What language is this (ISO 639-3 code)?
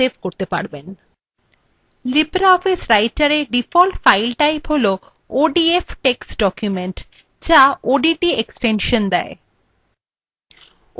ben